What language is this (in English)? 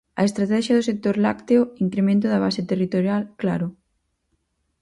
Galician